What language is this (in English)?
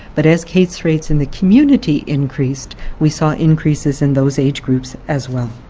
English